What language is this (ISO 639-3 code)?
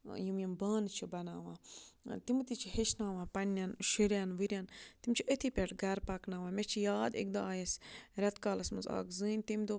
kas